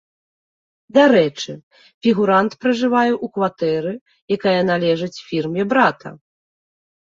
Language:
Belarusian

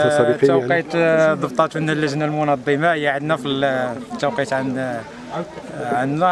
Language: Arabic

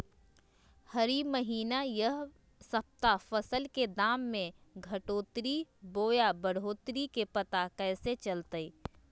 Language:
Magahi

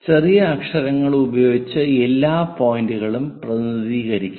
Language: Malayalam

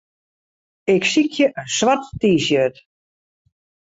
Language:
Western Frisian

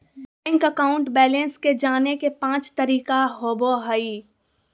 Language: Magahi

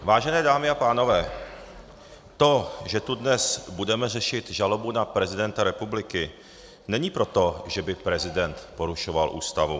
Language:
Czech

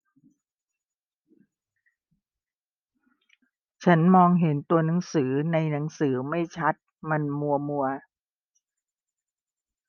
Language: Thai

